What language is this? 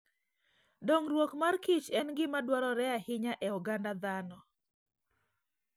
Luo (Kenya and Tanzania)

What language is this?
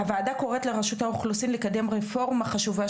Hebrew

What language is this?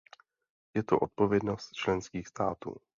Czech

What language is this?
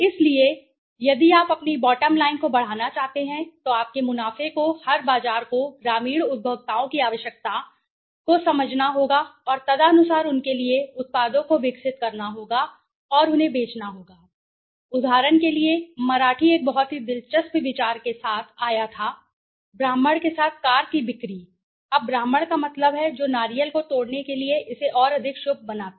Hindi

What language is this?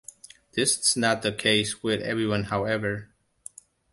English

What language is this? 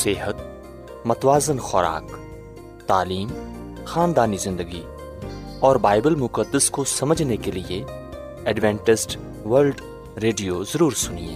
Urdu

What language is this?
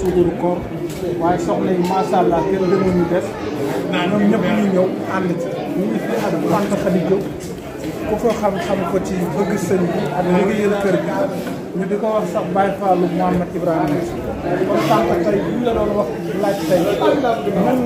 Korean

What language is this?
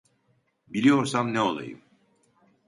Turkish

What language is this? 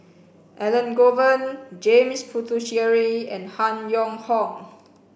English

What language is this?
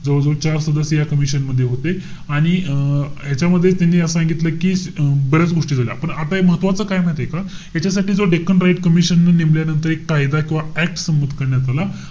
Marathi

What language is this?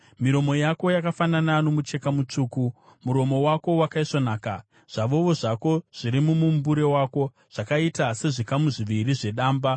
Shona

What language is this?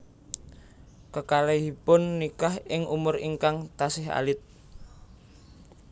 Javanese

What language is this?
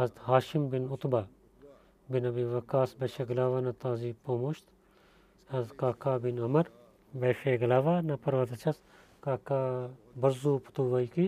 Bulgarian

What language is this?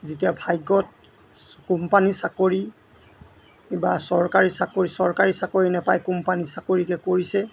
Assamese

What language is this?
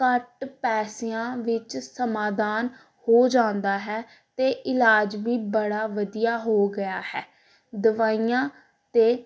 Punjabi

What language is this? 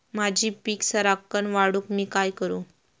Marathi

